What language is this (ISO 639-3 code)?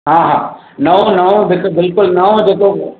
snd